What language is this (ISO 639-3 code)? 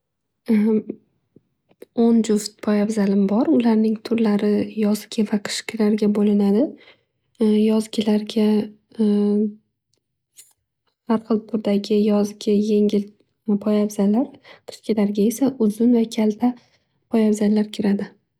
uzb